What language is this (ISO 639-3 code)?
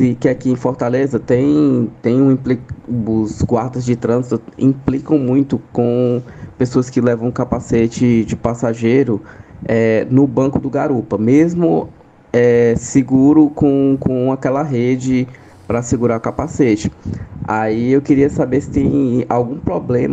por